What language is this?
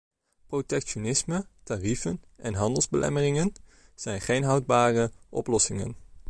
Dutch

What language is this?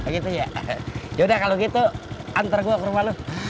Indonesian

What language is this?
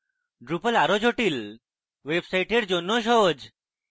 Bangla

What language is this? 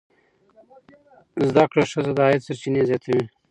Pashto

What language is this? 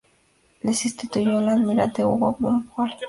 Spanish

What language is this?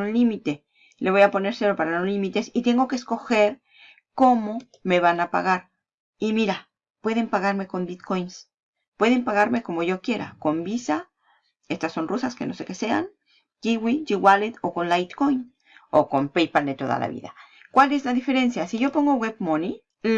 Spanish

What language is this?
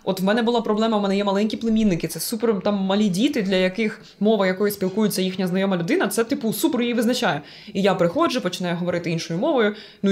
Ukrainian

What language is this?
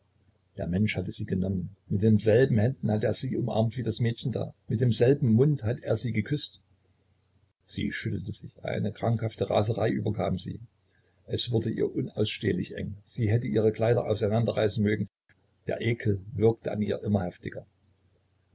German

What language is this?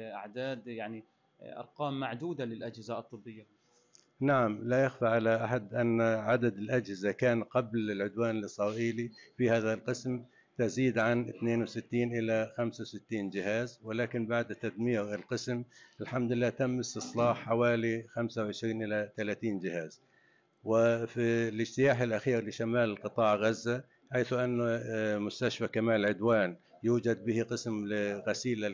Arabic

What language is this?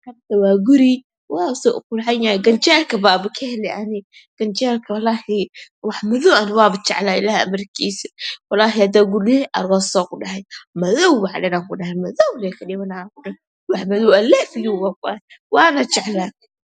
Somali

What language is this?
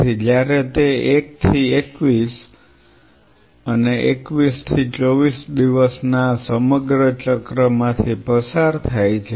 Gujarati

